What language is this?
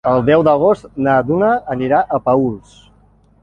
Catalan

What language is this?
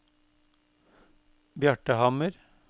Norwegian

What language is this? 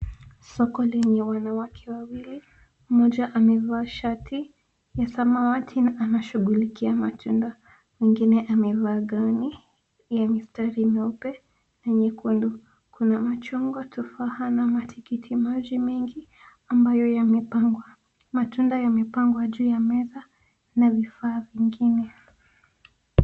Swahili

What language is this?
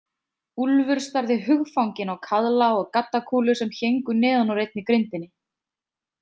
Icelandic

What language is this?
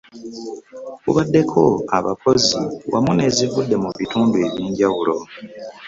Ganda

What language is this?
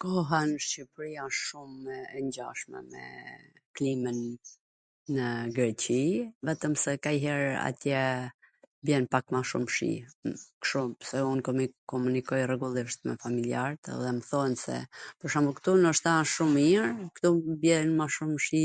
Gheg Albanian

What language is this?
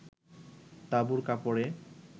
Bangla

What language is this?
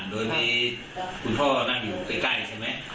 Thai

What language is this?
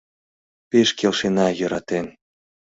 Mari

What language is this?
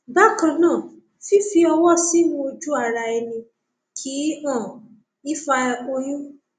Yoruba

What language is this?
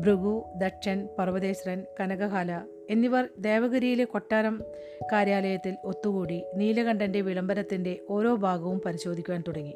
Malayalam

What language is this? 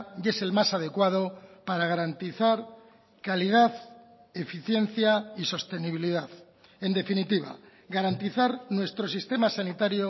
Spanish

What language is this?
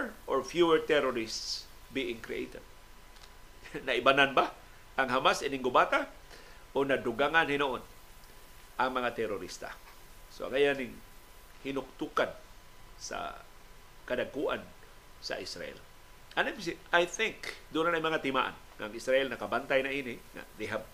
Filipino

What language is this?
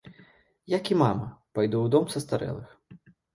Belarusian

